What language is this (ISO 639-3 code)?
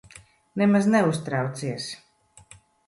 lav